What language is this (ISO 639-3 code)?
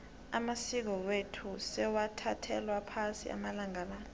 nbl